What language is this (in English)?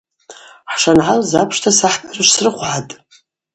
Abaza